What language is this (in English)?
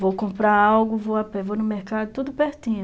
Portuguese